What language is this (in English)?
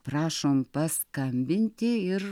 Lithuanian